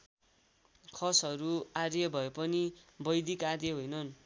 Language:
Nepali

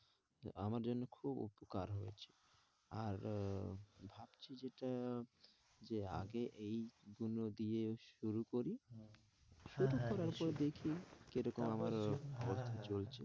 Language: Bangla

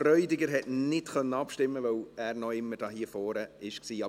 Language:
Swiss German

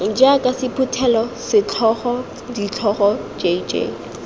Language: Tswana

